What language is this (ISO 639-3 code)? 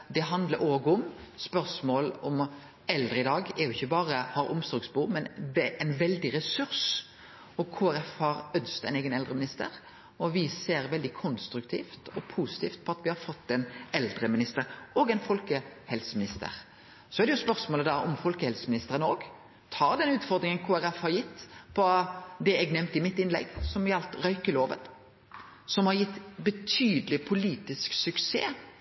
nno